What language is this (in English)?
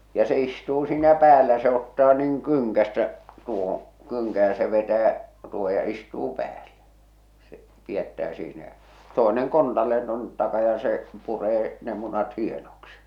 Finnish